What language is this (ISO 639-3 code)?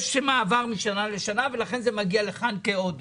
heb